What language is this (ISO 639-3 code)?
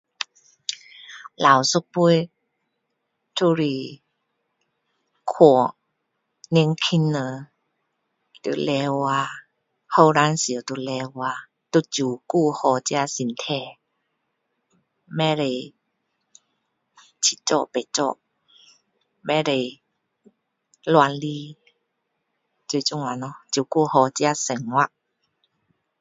cdo